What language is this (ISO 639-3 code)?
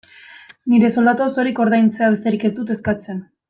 eus